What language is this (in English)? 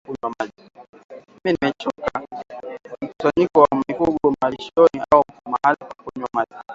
Swahili